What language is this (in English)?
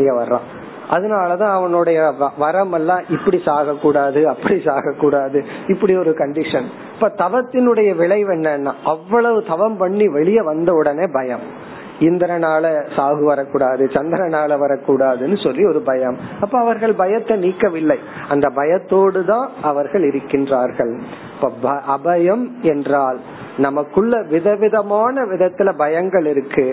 Tamil